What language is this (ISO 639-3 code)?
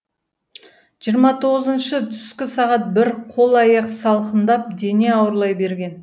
kaz